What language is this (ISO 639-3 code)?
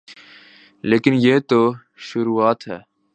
urd